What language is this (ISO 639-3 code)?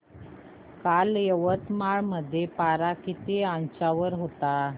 mar